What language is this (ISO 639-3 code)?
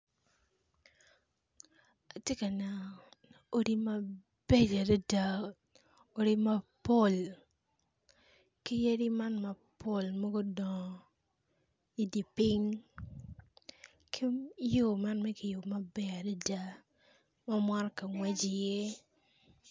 ach